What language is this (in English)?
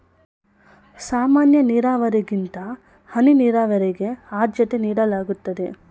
Kannada